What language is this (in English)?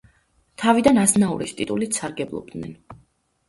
Georgian